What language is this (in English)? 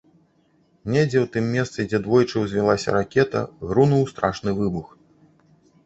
Belarusian